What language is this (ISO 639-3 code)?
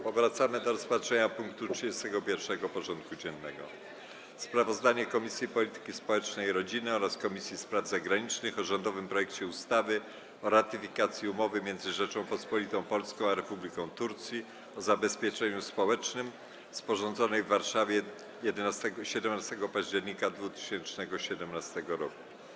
pol